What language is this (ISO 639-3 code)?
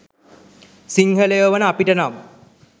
sin